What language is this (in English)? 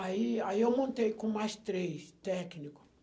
Portuguese